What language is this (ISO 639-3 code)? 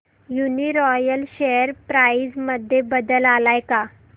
mar